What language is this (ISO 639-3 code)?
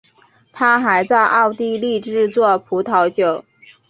zho